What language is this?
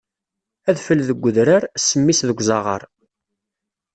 Kabyle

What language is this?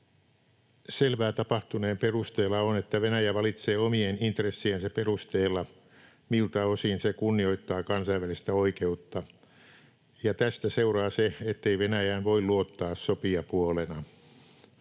Finnish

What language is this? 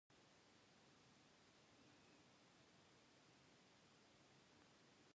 English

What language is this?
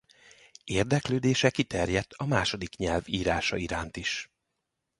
Hungarian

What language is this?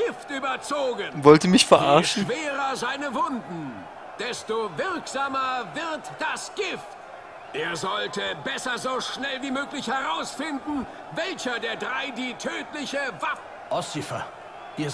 German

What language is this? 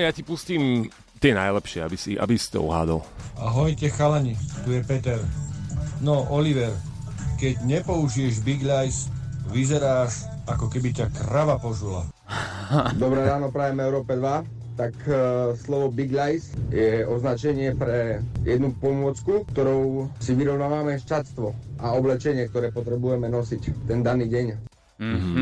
Slovak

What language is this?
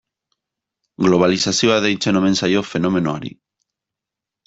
Basque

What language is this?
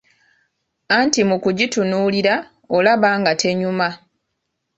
Ganda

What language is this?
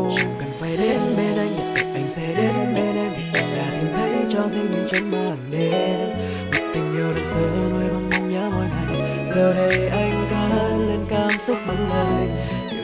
Vietnamese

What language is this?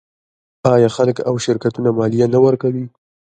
Pashto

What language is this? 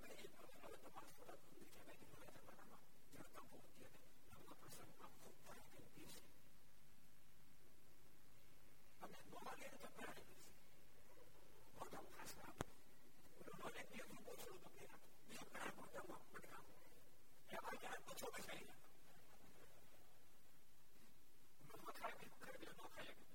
Gujarati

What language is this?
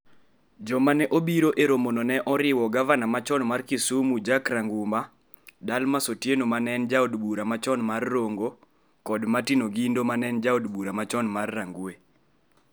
Luo (Kenya and Tanzania)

